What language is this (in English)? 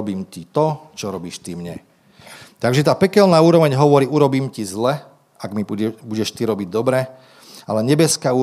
Slovak